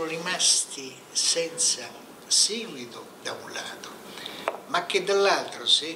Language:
Italian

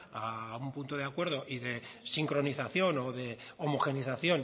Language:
Spanish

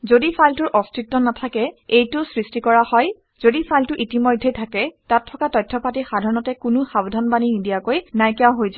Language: Assamese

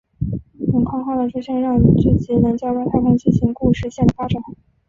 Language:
Chinese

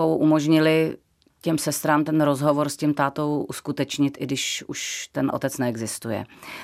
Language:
Czech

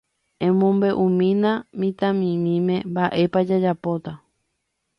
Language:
Guarani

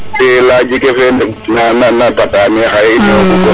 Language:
Serer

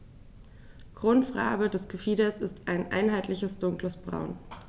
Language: German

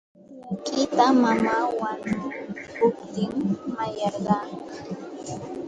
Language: Santa Ana de Tusi Pasco Quechua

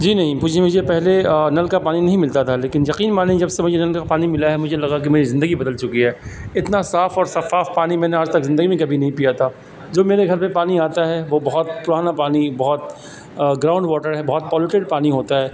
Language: Urdu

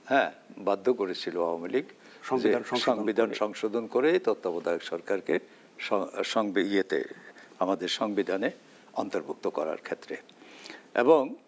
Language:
Bangla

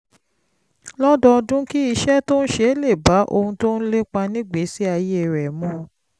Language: Yoruba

